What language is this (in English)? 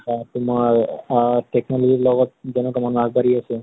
Assamese